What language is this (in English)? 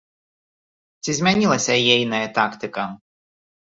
Belarusian